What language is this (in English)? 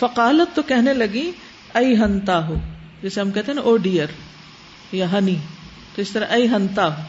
Urdu